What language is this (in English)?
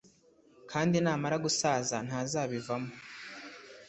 Kinyarwanda